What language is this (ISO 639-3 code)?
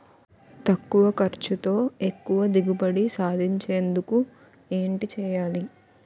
tel